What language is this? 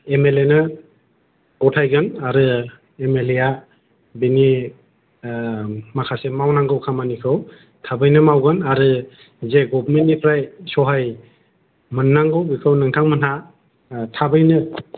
Bodo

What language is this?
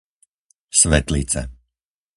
Slovak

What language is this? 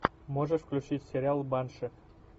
Russian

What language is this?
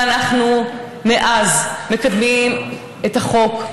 Hebrew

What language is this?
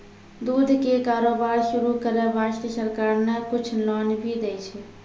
Maithili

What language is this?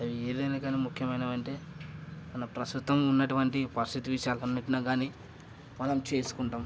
Telugu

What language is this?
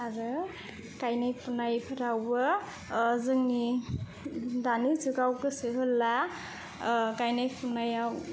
Bodo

